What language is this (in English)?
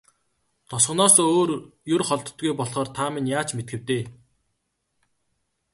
Mongolian